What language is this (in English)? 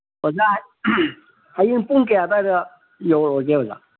Manipuri